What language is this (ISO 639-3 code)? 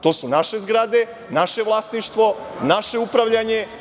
srp